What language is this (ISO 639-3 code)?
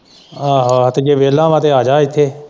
pan